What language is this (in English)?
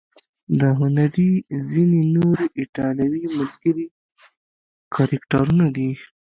Pashto